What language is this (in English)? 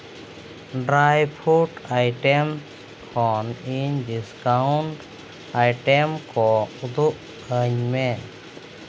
Santali